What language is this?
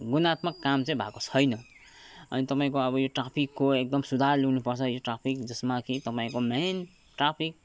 Nepali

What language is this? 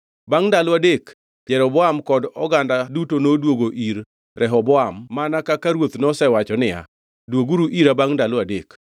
Luo (Kenya and Tanzania)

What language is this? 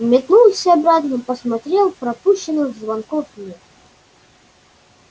Russian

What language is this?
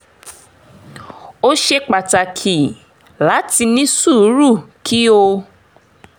Yoruba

